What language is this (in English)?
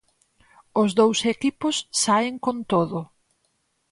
Galician